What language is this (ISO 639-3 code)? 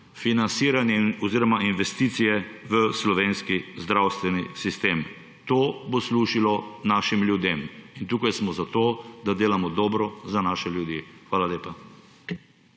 slv